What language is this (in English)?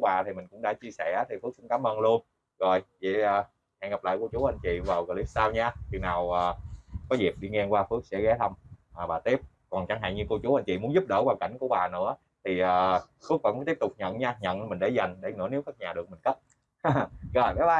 Vietnamese